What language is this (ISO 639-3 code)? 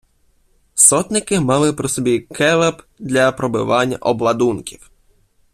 ukr